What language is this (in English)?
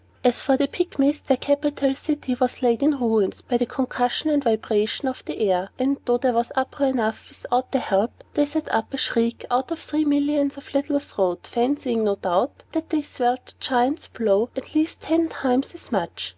English